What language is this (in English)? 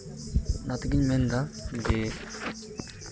Santali